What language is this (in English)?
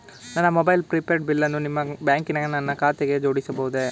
Kannada